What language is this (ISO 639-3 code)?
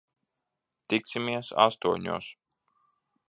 lav